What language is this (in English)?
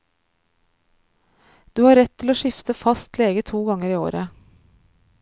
Norwegian